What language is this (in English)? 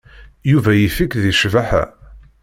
Kabyle